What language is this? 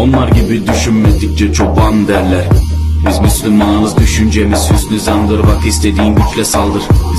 Turkish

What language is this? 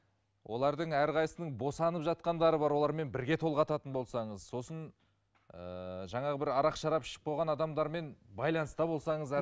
Kazakh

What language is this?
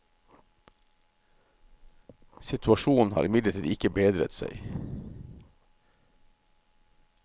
Norwegian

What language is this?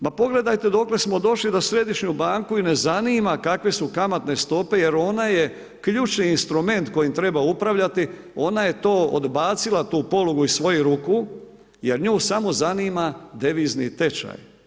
Croatian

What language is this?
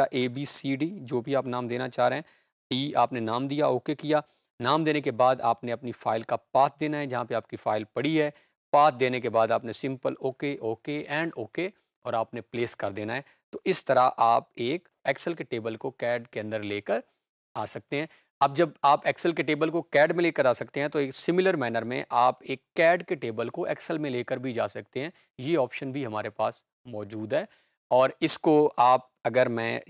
Hindi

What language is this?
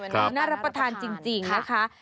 Thai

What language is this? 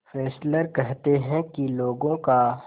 Hindi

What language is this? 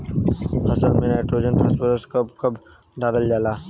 Bhojpuri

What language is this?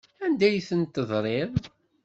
Kabyle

